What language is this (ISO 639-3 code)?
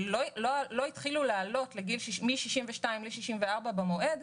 heb